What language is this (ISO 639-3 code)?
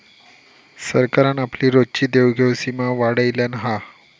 mar